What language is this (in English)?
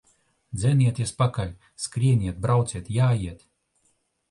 Latvian